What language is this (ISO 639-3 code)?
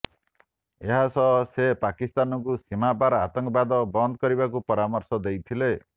ori